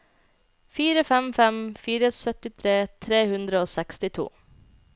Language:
Norwegian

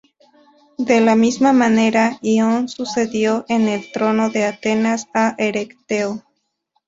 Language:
Spanish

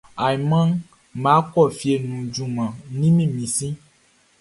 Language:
Baoulé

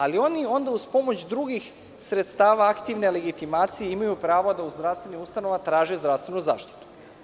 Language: Serbian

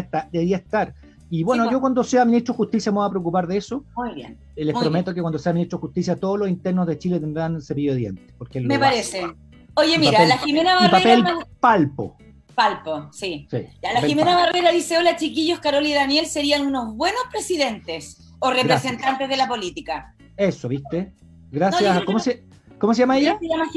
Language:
Spanish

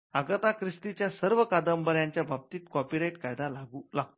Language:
Marathi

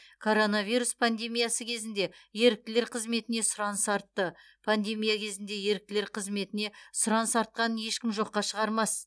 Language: Kazakh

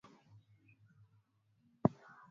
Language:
Swahili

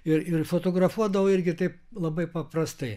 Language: Lithuanian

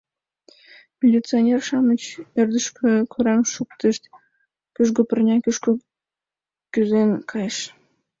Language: Mari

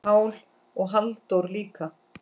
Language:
Icelandic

